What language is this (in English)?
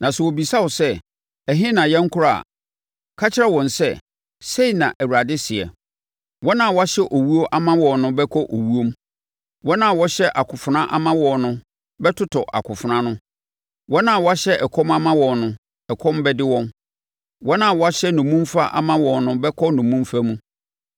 Akan